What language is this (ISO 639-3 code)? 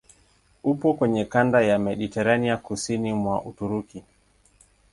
swa